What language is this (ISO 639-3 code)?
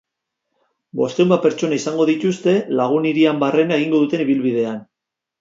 eus